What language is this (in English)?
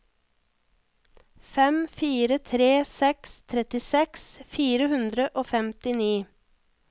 Norwegian